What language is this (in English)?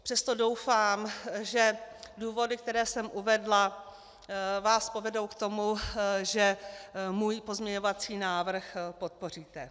Czech